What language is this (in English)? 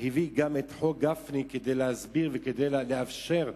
Hebrew